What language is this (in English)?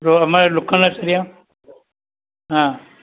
Gujarati